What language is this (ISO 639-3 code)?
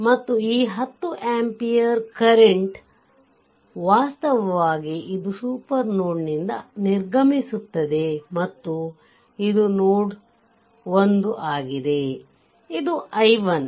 kan